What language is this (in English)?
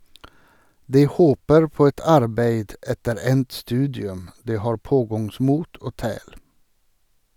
Norwegian